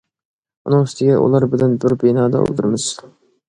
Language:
Uyghur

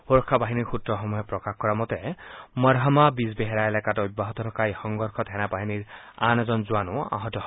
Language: Assamese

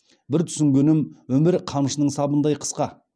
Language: Kazakh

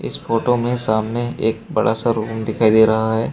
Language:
Hindi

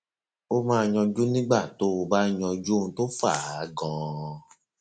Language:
Yoruba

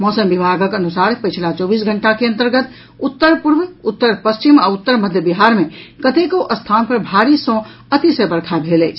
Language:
Maithili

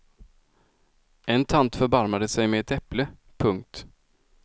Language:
Swedish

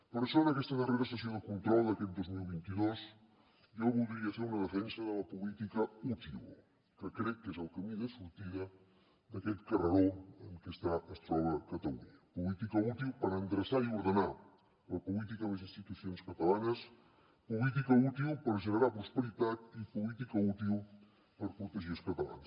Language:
Catalan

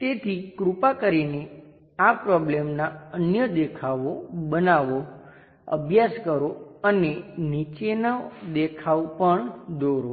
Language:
Gujarati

